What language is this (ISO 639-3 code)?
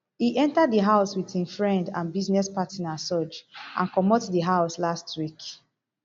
pcm